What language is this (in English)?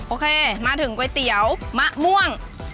Thai